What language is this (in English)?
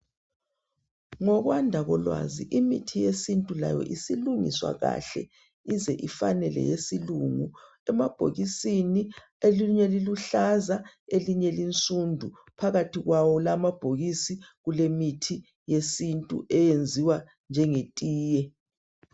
North Ndebele